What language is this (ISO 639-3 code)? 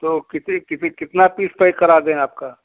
hin